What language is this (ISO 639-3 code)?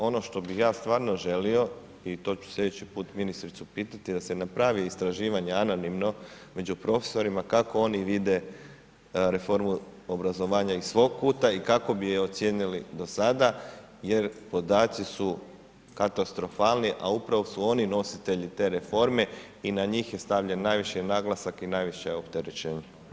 hrv